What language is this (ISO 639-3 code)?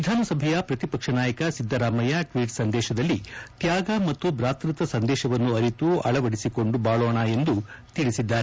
kan